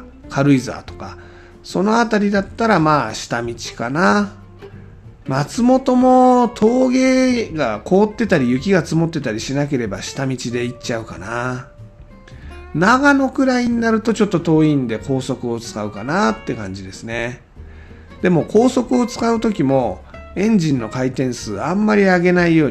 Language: Japanese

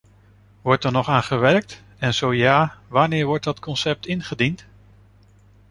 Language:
Dutch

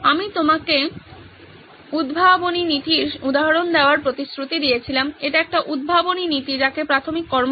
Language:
Bangla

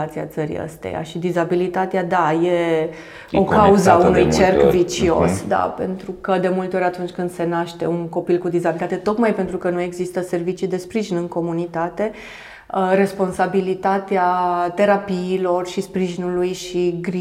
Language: Romanian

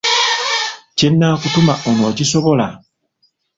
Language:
Ganda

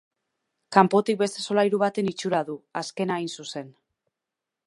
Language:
Basque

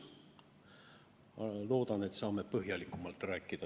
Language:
Estonian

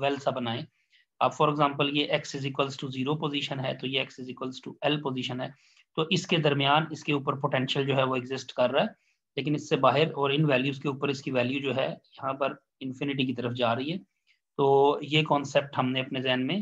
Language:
Hindi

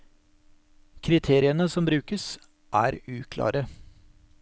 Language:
Norwegian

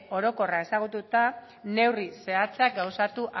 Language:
Basque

